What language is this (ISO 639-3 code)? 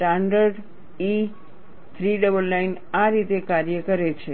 guj